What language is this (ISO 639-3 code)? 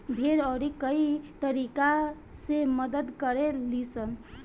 bho